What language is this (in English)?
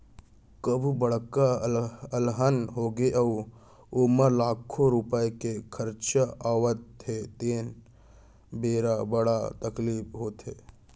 Chhattisgarhi